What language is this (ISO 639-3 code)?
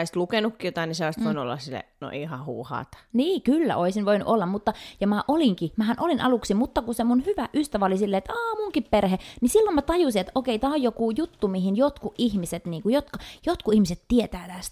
fin